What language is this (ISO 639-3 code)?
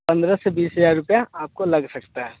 hin